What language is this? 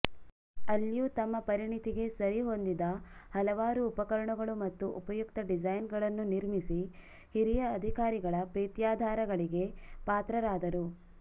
Kannada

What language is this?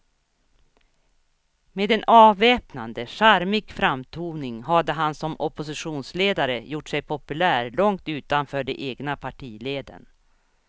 Swedish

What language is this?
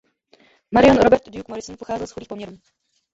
Czech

